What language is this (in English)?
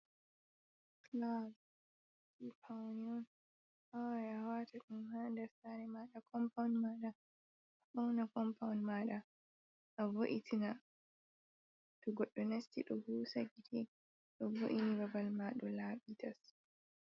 Fula